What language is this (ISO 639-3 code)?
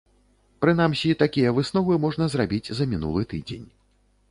bel